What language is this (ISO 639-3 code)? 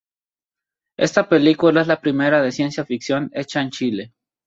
spa